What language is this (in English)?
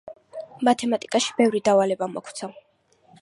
Georgian